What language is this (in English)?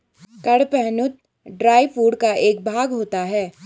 Hindi